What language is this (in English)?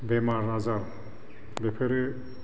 Bodo